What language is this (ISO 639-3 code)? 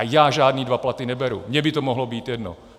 ces